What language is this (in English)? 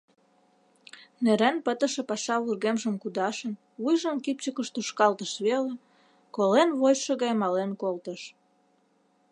Mari